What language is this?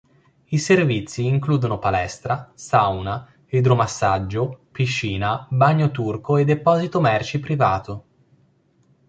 Italian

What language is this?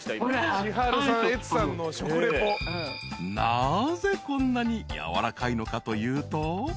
Japanese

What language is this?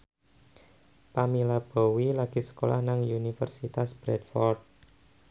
Javanese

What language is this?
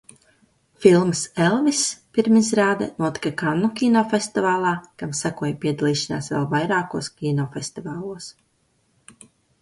Latvian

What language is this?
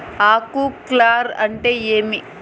Telugu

